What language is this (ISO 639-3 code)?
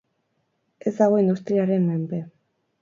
eus